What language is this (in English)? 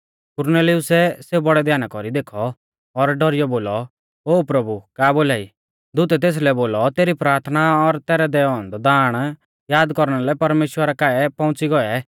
Mahasu Pahari